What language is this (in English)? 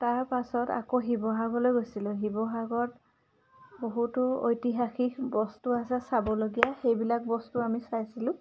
Assamese